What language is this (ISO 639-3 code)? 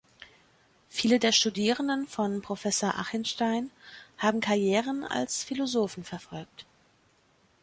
deu